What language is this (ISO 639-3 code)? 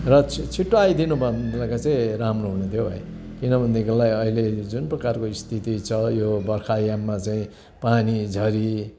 nep